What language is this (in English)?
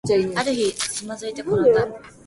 Japanese